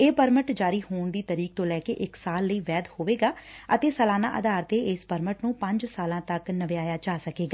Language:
Punjabi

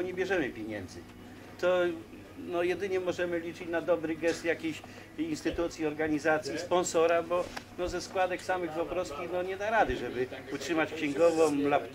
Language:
Polish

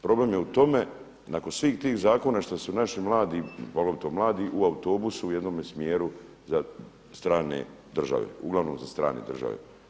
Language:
Croatian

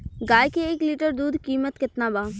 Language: Bhojpuri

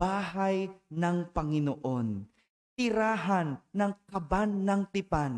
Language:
Filipino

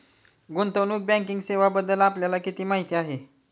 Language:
Marathi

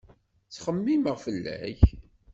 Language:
Kabyle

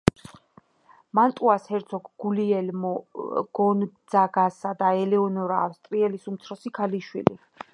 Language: Georgian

